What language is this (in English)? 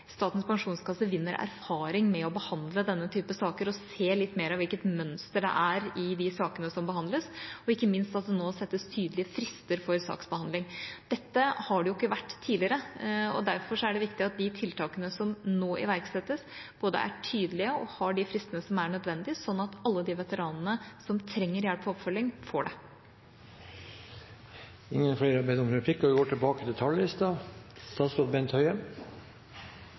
Norwegian